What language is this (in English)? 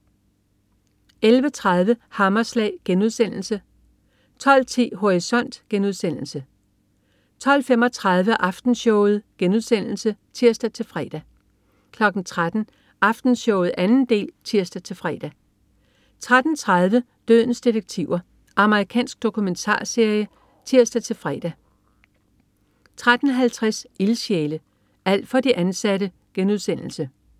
Danish